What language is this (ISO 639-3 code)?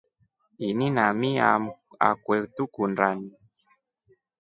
rof